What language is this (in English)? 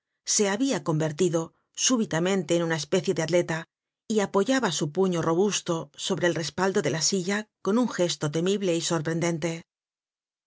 Spanish